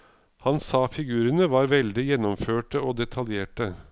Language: Norwegian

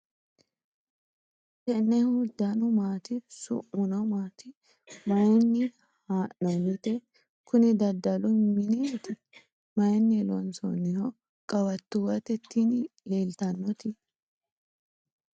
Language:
Sidamo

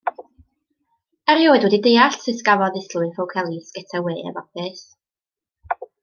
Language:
Welsh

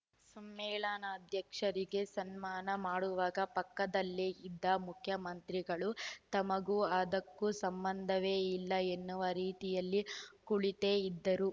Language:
Kannada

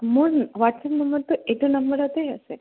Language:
Assamese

